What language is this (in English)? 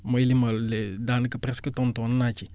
Wolof